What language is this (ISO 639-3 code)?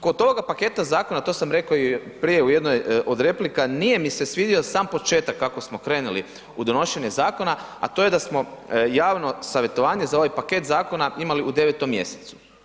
hrv